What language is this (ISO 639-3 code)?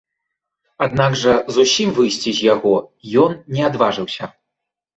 bel